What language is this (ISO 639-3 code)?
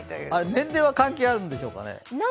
jpn